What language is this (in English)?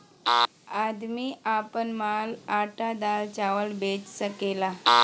Bhojpuri